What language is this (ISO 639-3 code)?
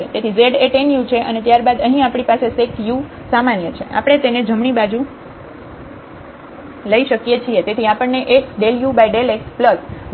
guj